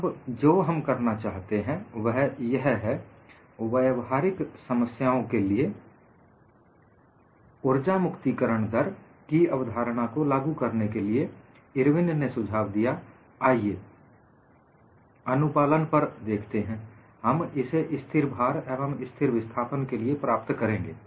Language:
Hindi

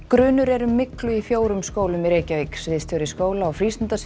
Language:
Icelandic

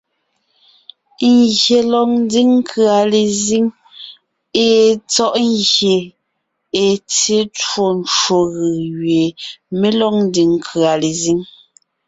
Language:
Ngiemboon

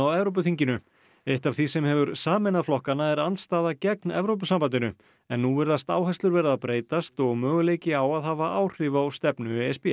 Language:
Icelandic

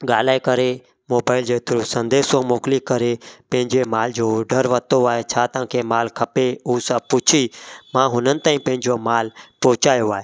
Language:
Sindhi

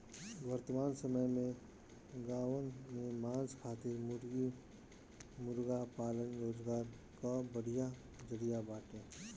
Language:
Bhojpuri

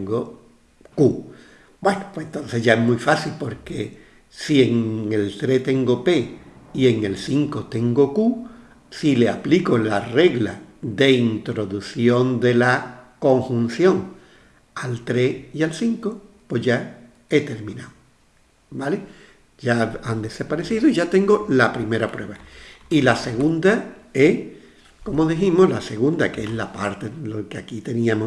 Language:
Spanish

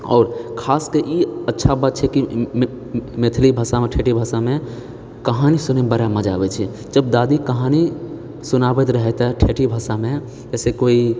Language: Maithili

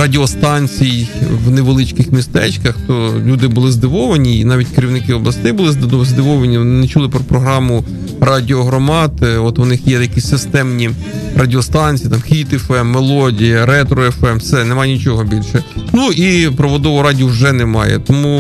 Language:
Ukrainian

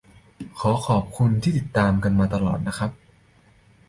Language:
Thai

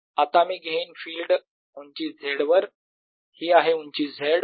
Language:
Marathi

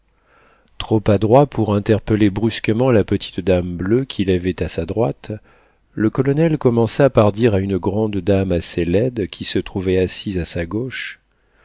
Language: French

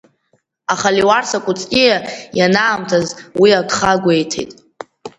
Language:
Abkhazian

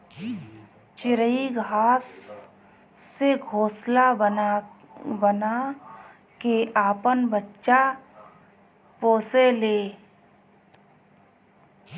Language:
Bhojpuri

